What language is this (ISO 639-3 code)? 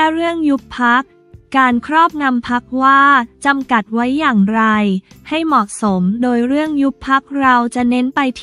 tha